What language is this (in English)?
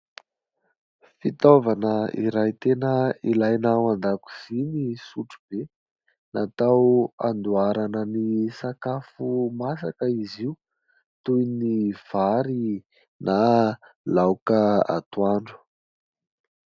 Malagasy